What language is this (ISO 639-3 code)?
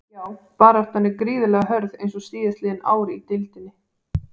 isl